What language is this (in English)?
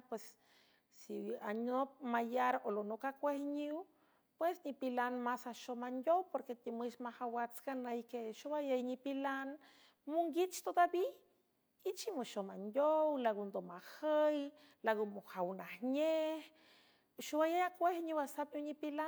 San Francisco Del Mar Huave